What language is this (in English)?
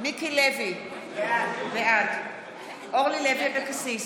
Hebrew